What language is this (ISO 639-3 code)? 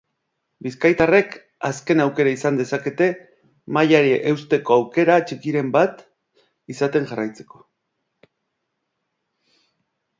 eus